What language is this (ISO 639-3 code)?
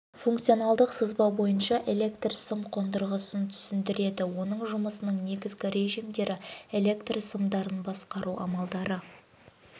kaz